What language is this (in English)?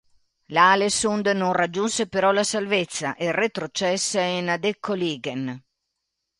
Italian